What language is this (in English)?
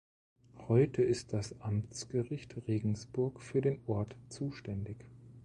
German